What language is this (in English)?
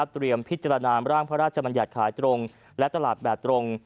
Thai